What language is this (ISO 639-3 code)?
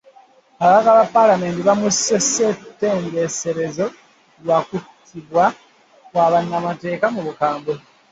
lug